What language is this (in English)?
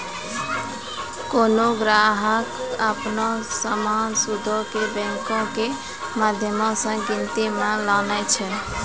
Maithili